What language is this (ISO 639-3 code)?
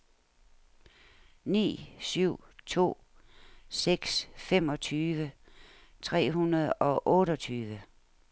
dan